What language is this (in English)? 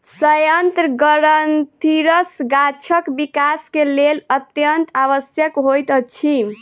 Maithili